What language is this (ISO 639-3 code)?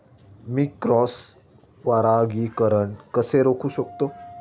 mar